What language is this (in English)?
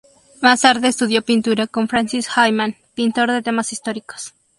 Spanish